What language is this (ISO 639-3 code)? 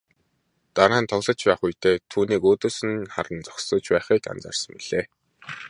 mon